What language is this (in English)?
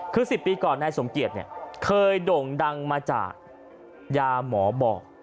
Thai